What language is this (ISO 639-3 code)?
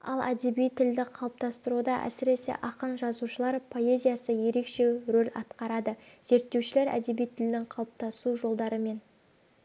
kaz